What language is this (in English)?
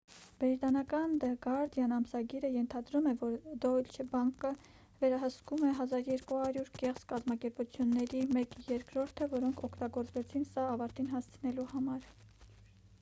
Armenian